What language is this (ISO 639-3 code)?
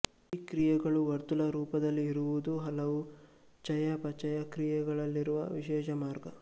kan